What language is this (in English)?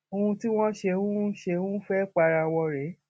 Yoruba